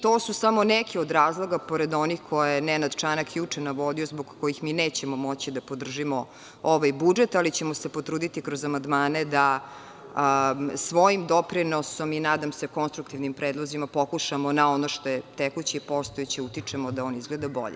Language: Serbian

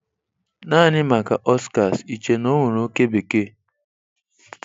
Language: Igbo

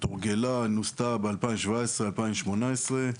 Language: Hebrew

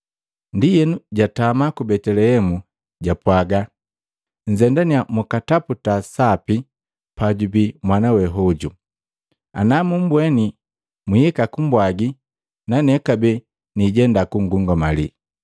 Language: Matengo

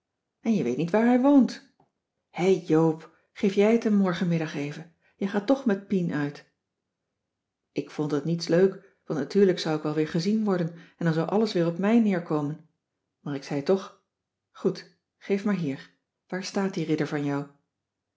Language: Dutch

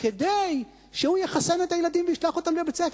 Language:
Hebrew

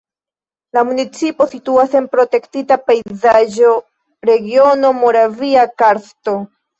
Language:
Esperanto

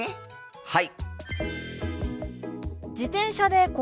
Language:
Japanese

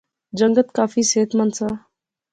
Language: Pahari-Potwari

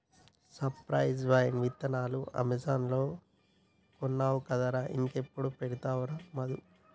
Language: Telugu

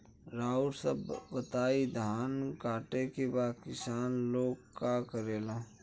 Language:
Bhojpuri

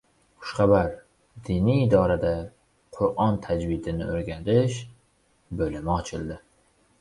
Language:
Uzbek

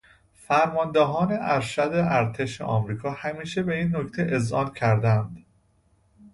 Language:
Persian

